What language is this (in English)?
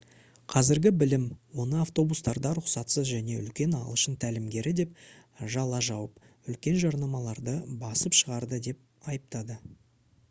Kazakh